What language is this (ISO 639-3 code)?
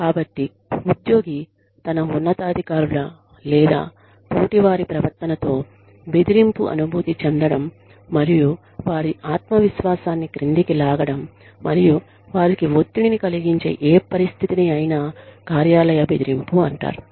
tel